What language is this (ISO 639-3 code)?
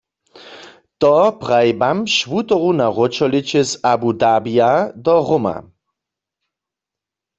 hsb